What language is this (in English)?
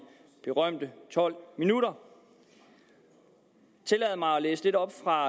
Danish